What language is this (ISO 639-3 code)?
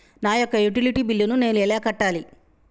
tel